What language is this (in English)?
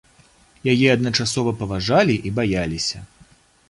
Belarusian